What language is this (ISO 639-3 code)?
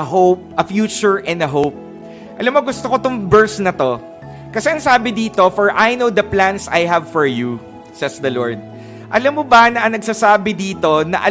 fil